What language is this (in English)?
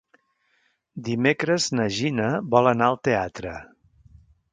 Catalan